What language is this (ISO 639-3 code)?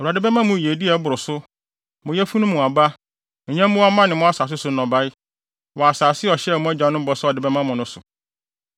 aka